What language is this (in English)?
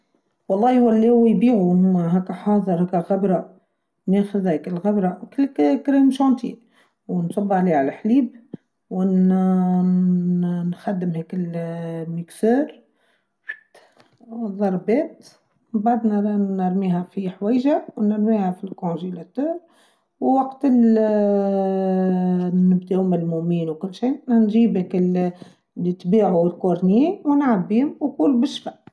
Tunisian Arabic